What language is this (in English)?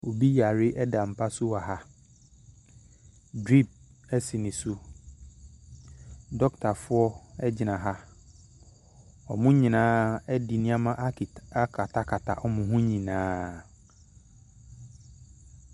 Akan